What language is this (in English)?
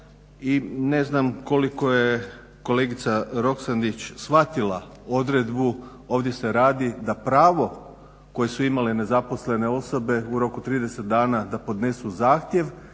Croatian